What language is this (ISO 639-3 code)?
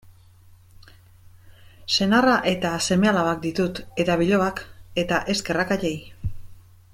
eus